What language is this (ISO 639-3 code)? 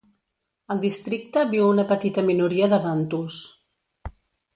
cat